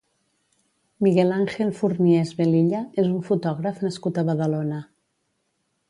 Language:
Catalan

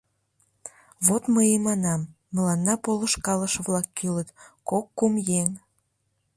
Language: Mari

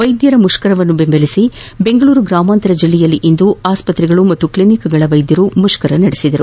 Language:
Kannada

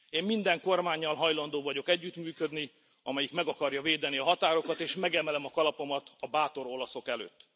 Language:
Hungarian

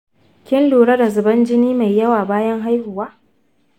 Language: Hausa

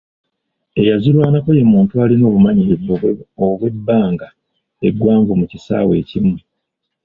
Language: Ganda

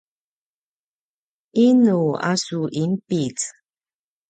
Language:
Paiwan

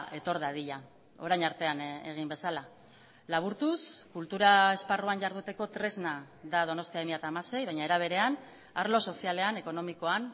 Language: Basque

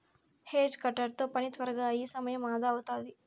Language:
Telugu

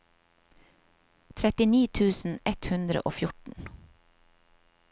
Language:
Norwegian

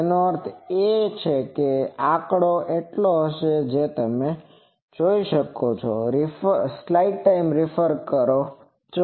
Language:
Gujarati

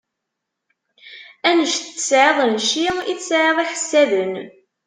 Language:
Kabyle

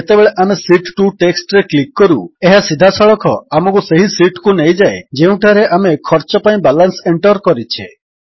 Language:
Odia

